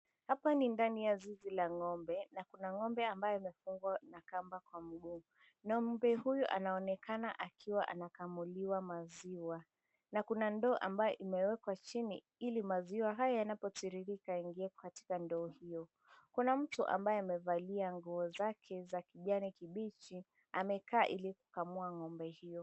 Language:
Swahili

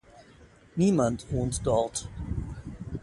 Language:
German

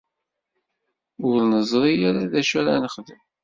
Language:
Kabyle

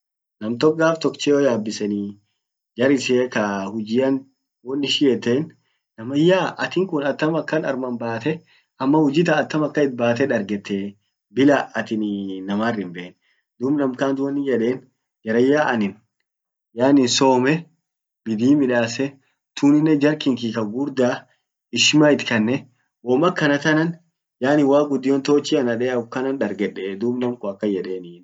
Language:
Orma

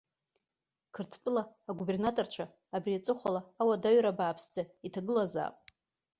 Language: Abkhazian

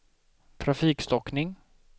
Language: Swedish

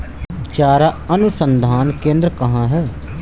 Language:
Hindi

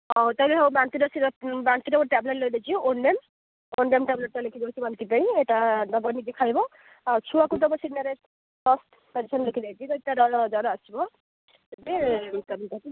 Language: Odia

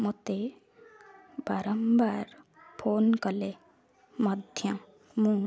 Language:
Odia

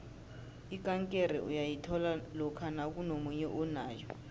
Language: South Ndebele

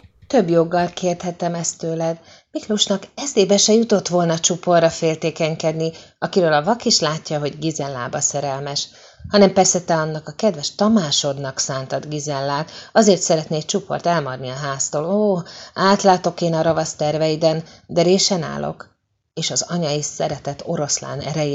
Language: Hungarian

